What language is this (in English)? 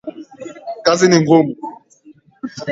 Swahili